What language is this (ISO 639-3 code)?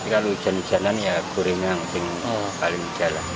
ind